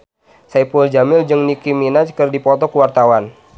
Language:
Sundanese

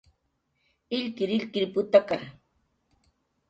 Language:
Jaqaru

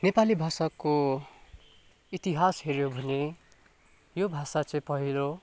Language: Nepali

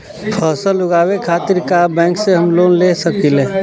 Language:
Bhojpuri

